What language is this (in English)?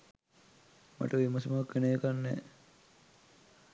Sinhala